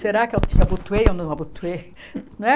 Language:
Portuguese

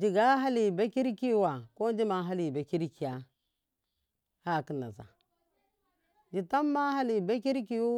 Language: Miya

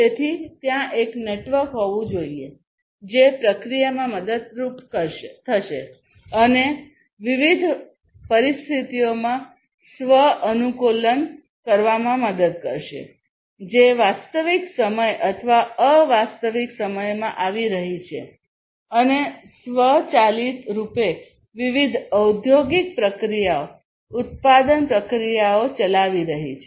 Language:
Gujarati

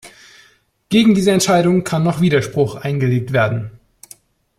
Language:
German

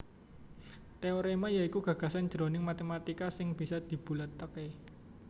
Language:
Javanese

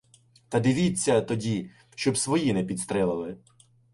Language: Ukrainian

